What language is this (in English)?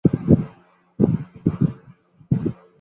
Saraiki